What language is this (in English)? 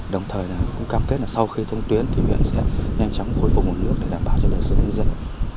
Vietnamese